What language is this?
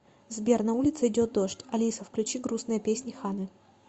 Russian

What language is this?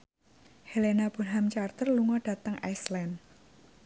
Javanese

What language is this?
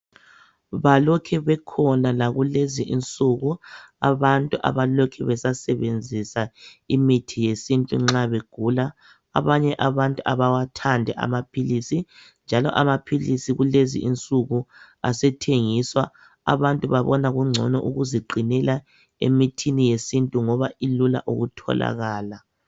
North Ndebele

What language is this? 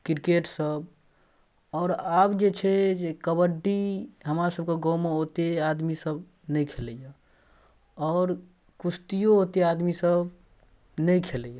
Maithili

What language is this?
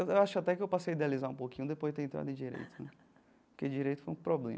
Portuguese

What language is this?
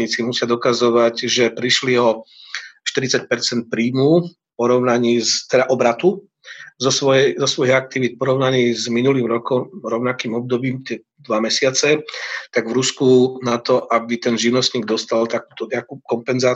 Slovak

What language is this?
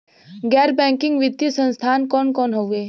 Bhojpuri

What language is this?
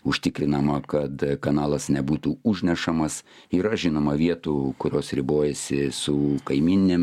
Lithuanian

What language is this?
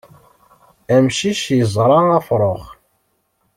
Kabyle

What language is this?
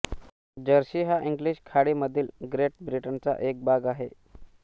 Marathi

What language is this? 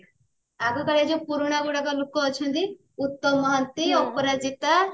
Odia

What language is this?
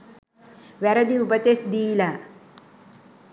Sinhala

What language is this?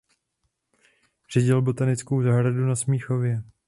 Czech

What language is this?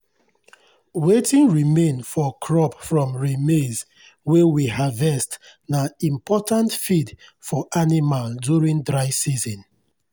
Nigerian Pidgin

